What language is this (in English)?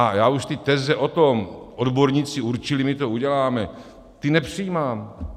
Czech